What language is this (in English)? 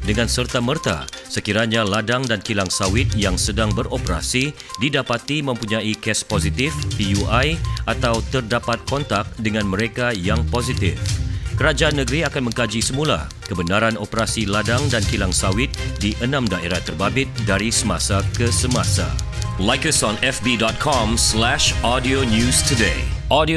Malay